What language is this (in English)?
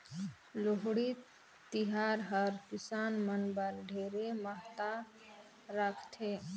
Chhattisgarhi